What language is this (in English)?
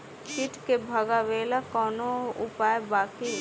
Bhojpuri